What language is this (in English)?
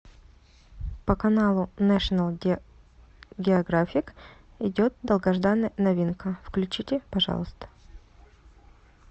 Russian